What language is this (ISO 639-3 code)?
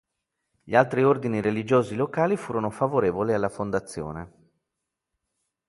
ita